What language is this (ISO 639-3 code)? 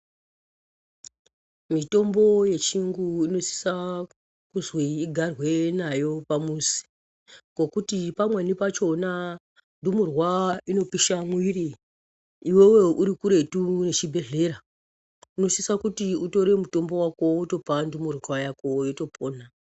ndc